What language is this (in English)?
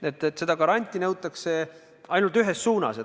Estonian